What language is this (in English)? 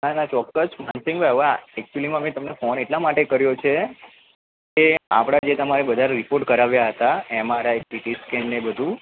Gujarati